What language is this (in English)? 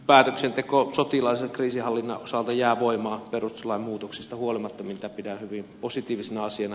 Finnish